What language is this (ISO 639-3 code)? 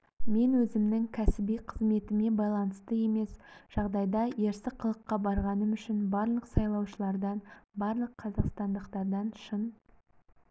kaz